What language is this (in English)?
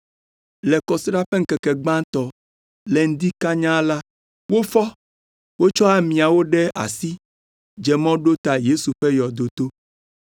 Ewe